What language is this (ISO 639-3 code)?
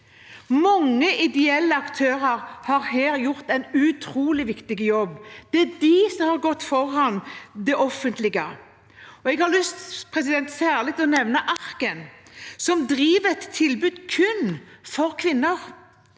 nor